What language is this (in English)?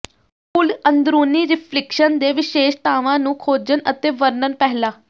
Punjabi